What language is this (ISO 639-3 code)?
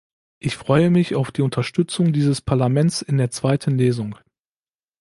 deu